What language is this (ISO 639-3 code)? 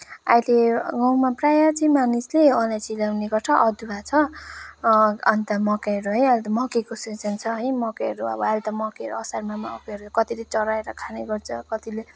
nep